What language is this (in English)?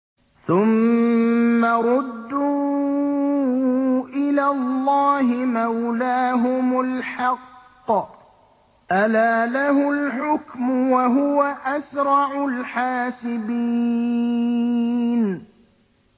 Arabic